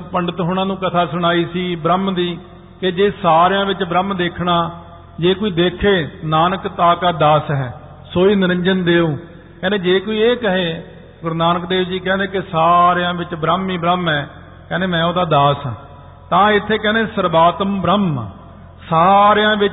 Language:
Punjabi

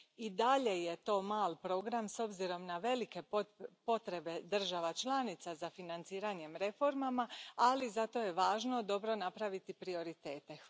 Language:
Croatian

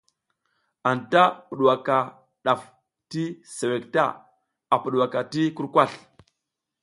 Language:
South Giziga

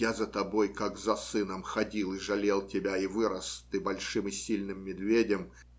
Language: Russian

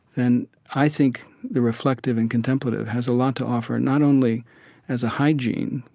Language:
English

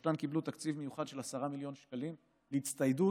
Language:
Hebrew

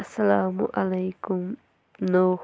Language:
Kashmiri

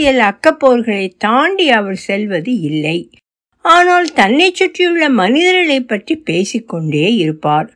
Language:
Tamil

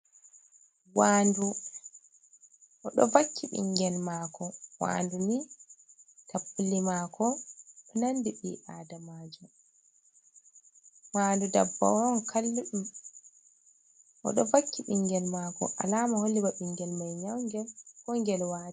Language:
Fula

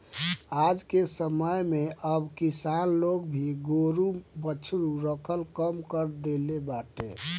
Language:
Bhojpuri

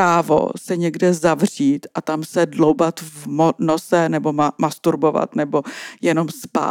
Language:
Czech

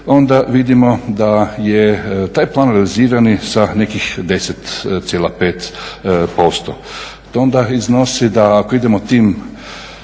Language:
Croatian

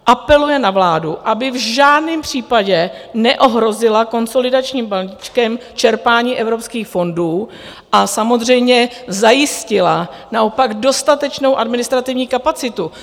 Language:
Czech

